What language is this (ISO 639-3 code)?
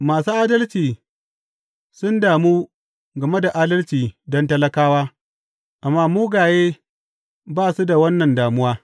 hau